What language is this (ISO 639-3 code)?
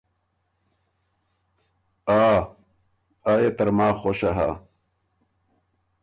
oru